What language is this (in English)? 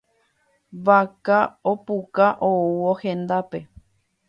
Guarani